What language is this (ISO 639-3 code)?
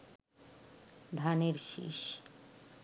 ben